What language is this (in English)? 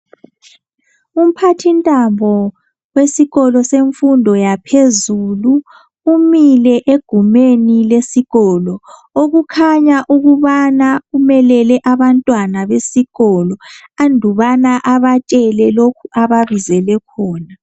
North Ndebele